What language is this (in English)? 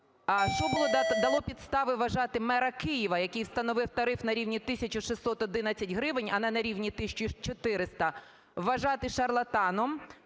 Ukrainian